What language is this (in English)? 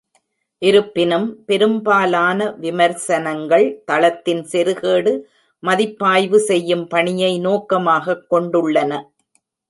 Tamil